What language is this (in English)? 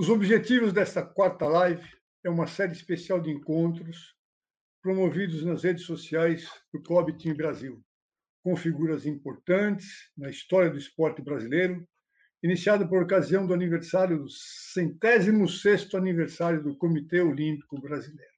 Portuguese